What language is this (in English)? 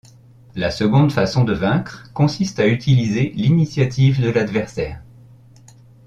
French